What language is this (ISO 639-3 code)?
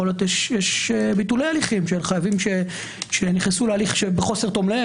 heb